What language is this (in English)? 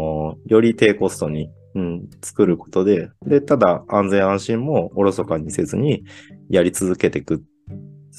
Japanese